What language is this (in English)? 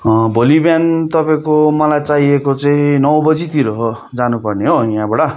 Nepali